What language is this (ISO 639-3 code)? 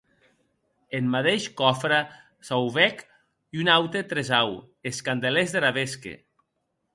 oci